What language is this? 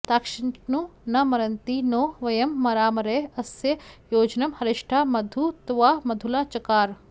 Sanskrit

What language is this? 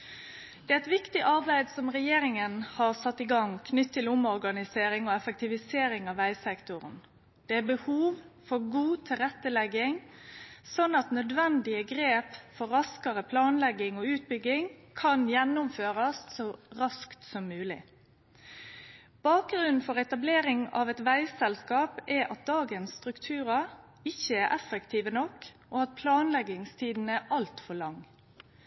Norwegian Nynorsk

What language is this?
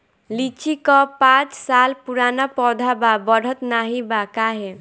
Bhojpuri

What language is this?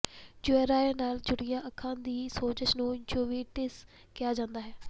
Punjabi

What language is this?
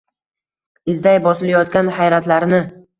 Uzbek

